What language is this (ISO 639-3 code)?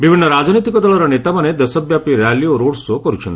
ori